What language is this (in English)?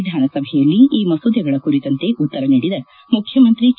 Kannada